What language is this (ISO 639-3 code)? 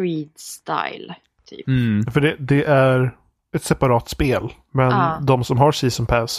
swe